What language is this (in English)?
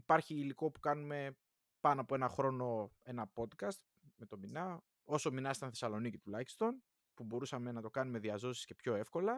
Greek